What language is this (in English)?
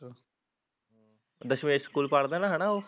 Punjabi